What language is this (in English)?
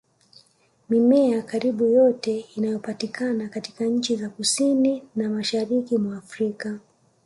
Swahili